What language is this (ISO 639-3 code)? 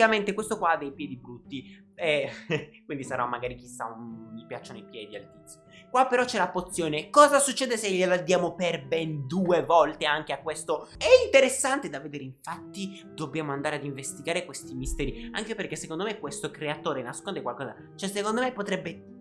ita